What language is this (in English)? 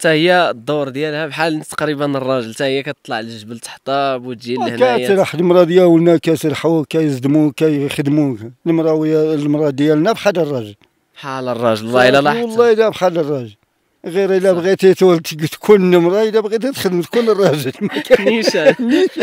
Arabic